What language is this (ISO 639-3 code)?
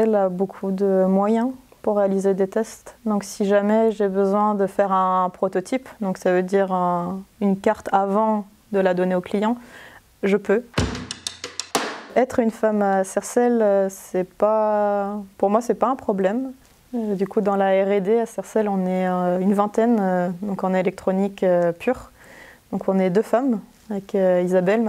fra